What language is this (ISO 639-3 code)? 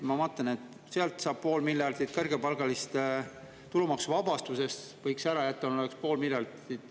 est